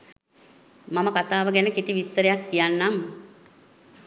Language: Sinhala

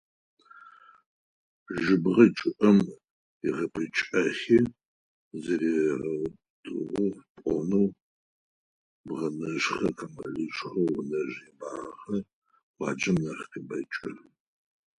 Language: Adyghe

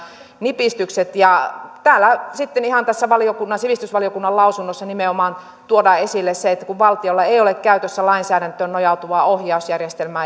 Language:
Finnish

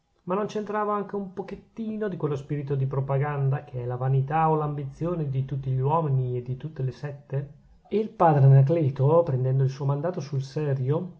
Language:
Italian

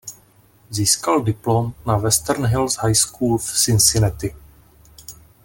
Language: Czech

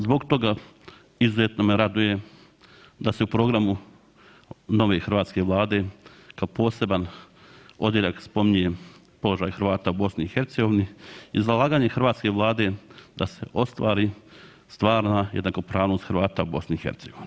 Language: Croatian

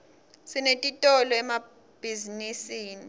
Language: Swati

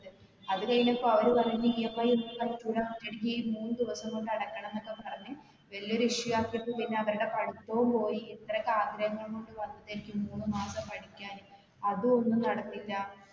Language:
Malayalam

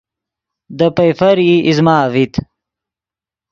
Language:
Yidgha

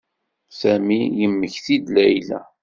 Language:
Kabyle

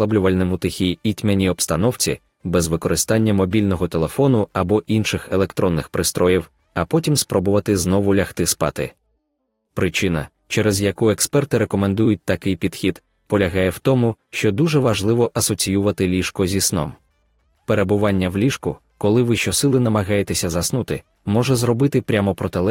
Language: Ukrainian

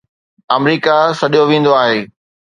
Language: Sindhi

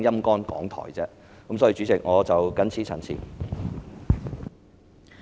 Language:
Cantonese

